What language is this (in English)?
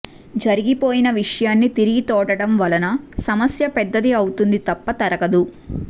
Telugu